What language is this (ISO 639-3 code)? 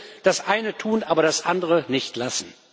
deu